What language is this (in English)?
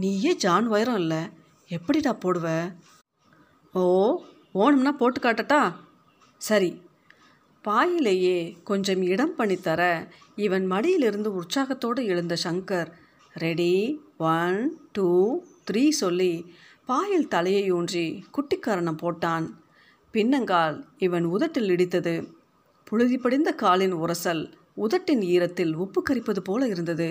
Tamil